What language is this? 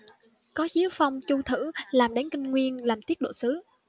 Vietnamese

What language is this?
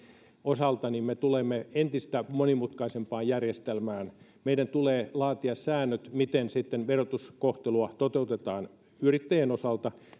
Finnish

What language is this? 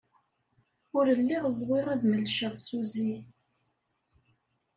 Kabyle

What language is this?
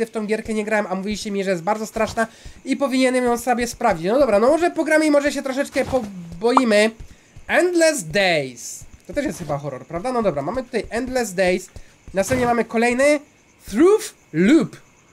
Polish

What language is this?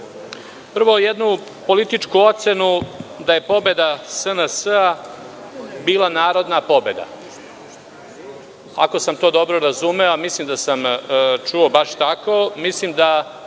Serbian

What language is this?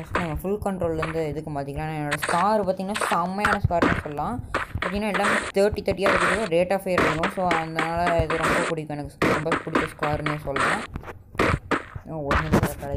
Romanian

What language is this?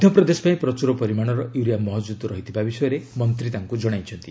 Odia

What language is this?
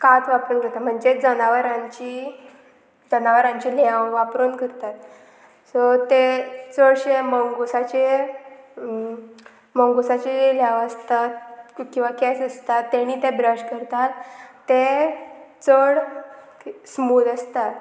Konkani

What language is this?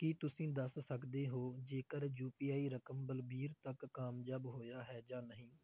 Punjabi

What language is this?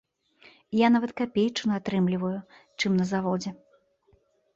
Belarusian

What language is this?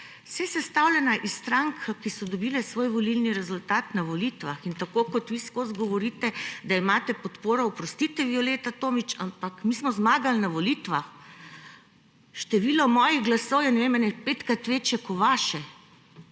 Slovenian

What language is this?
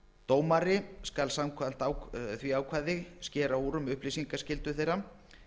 Icelandic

